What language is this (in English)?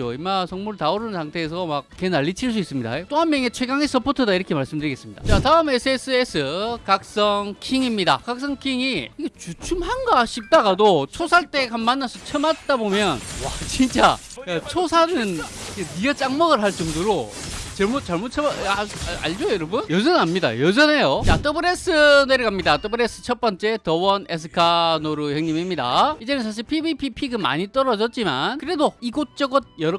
Korean